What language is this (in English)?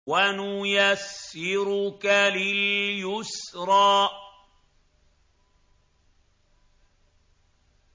Arabic